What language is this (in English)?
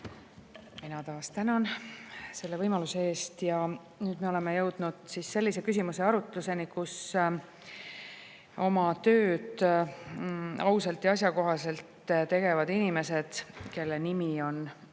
Estonian